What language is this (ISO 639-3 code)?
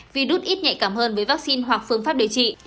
vie